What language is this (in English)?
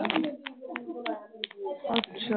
Punjabi